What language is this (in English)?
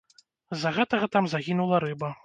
Belarusian